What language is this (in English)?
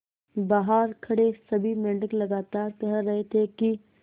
Hindi